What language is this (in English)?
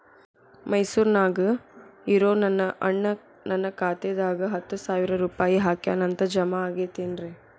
Kannada